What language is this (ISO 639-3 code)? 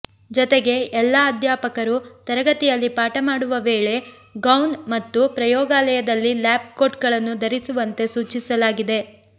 kan